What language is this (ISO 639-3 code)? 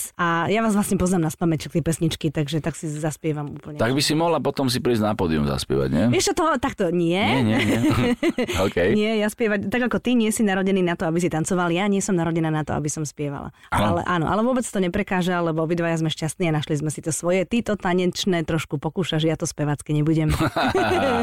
slk